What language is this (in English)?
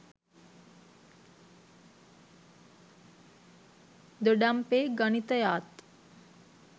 Sinhala